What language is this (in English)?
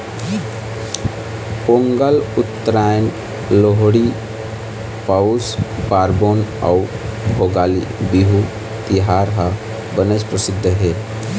Chhattisgarhi